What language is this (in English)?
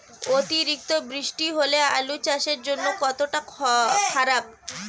Bangla